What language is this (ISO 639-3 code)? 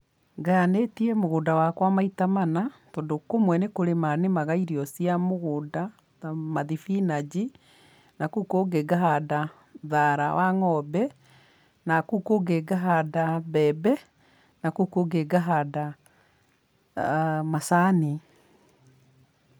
kik